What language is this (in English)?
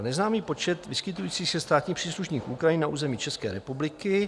Czech